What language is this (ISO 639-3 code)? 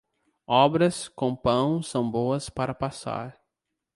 por